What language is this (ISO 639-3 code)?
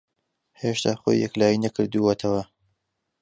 ckb